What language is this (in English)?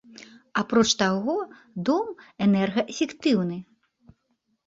Belarusian